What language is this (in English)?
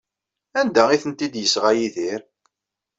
Kabyle